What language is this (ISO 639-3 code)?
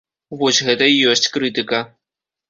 bel